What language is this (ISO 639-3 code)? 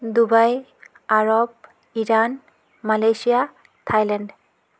asm